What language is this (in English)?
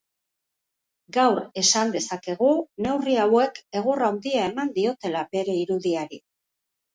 Basque